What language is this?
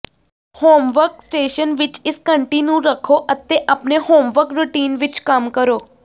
Punjabi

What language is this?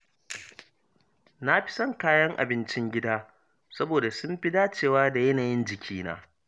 Hausa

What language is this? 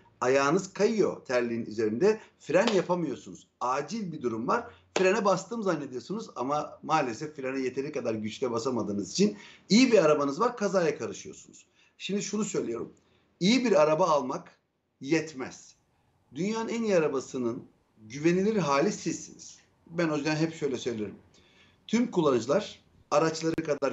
Turkish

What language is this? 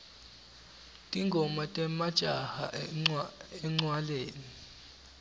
Swati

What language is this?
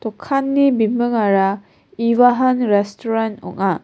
Garo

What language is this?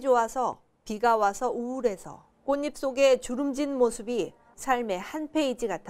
Korean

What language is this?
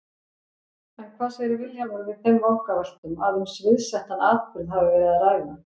Icelandic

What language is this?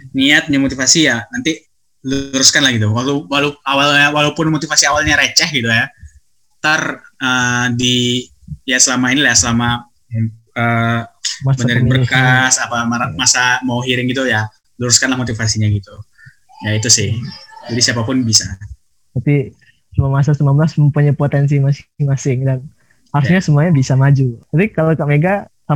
Indonesian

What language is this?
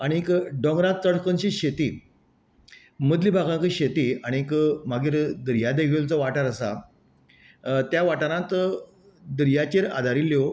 Konkani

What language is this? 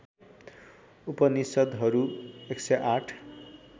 Nepali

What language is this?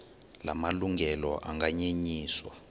Xhosa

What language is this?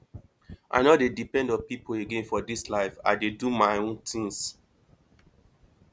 Nigerian Pidgin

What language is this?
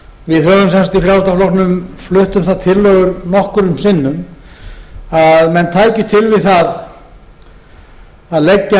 Icelandic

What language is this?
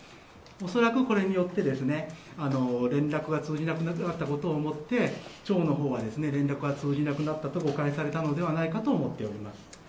Japanese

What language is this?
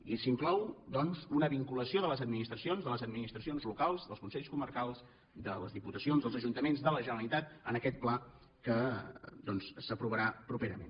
Catalan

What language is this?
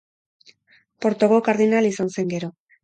Basque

